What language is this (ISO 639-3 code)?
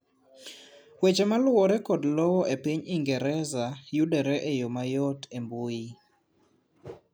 luo